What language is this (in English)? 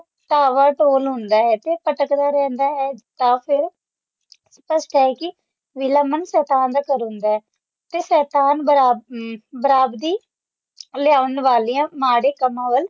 Punjabi